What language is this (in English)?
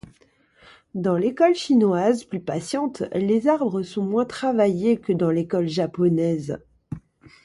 French